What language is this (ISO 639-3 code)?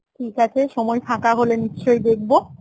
ben